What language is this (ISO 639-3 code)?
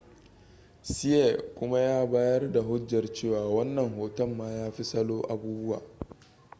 hau